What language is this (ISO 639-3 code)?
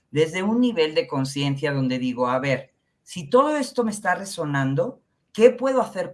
spa